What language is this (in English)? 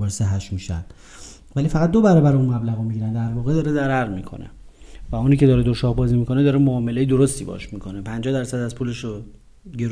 Persian